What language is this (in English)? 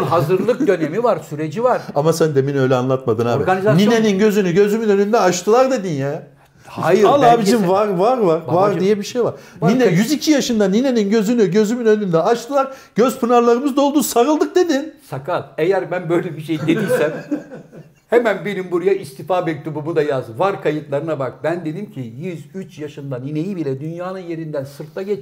Turkish